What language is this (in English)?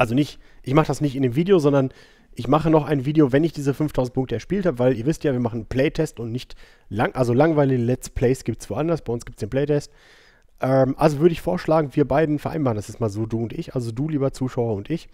German